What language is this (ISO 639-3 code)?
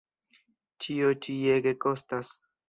epo